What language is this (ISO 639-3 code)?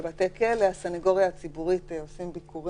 heb